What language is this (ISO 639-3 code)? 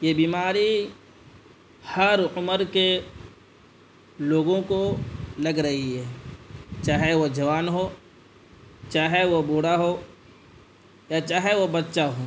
urd